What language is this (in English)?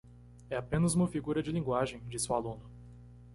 Portuguese